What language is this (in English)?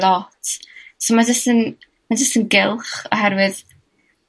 Welsh